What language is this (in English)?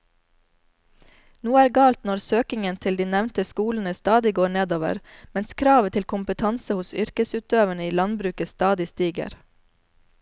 Norwegian